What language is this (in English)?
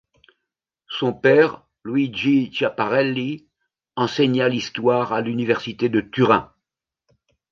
French